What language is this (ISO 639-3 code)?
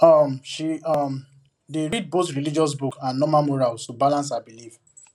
pcm